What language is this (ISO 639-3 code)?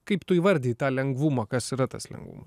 lit